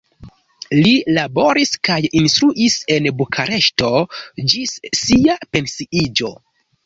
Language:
Esperanto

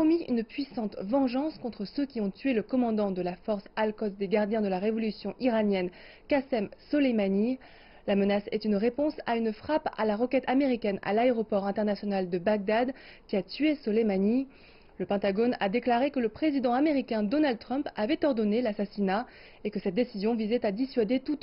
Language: French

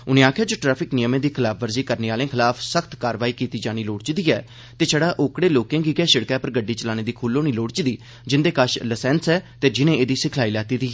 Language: Dogri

